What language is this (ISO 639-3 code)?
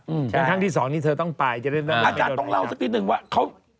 tha